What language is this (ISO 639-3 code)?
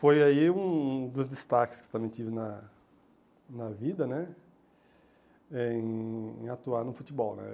por